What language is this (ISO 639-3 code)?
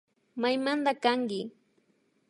qvi